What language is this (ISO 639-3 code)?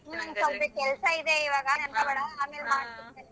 kan